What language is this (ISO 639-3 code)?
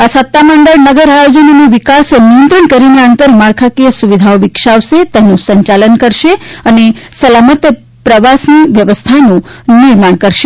guj